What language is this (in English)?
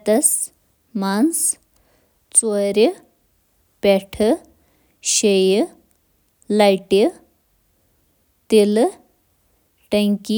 Kashmiri